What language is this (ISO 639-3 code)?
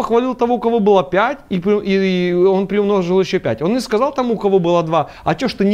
rus